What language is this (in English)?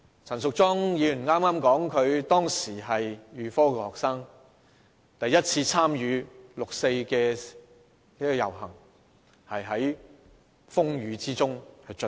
Cantonese